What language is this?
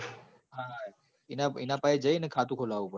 Gujarati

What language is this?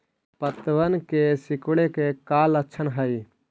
Magahi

